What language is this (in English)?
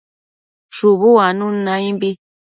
Matsés